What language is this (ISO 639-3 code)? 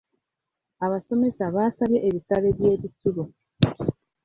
lug